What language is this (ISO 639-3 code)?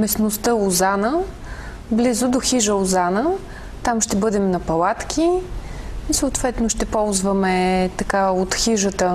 bul